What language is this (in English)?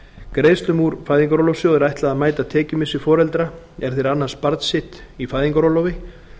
Icelandic